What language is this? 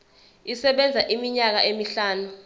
Zulu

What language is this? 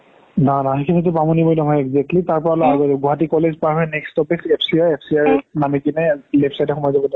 Assamese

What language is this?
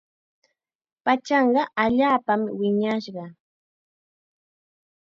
Chiquián Ancash Quechua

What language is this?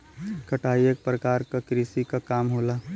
Bhojpuri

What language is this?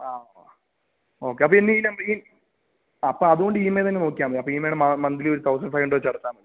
Malayalam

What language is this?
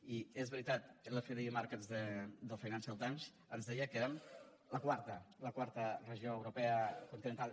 Catalan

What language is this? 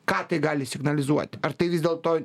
Lithuanian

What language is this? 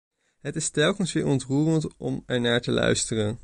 Dutch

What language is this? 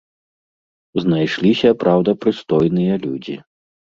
Belarusian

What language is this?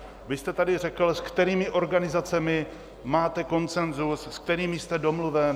Czech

